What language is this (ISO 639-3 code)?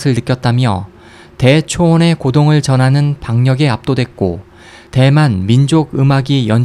kor